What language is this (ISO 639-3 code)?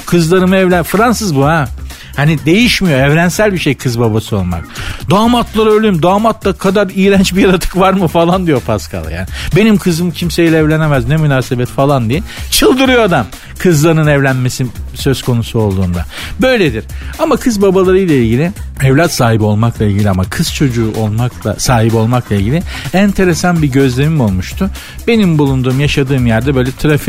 tur